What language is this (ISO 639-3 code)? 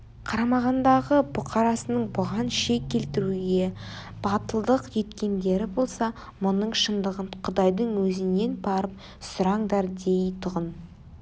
kaz